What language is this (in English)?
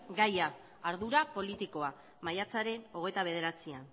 Basque